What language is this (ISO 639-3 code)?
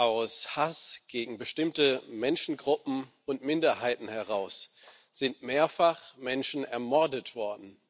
deu